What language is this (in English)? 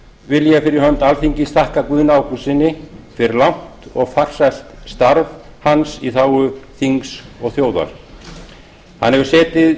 Icelandic